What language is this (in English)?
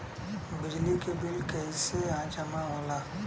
Bhojpuri